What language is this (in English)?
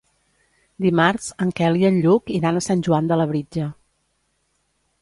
Catalan